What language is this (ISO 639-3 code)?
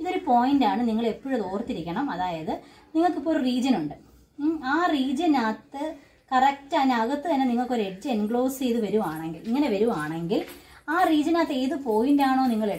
hin